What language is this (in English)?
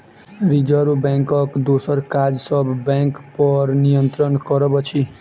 Maithili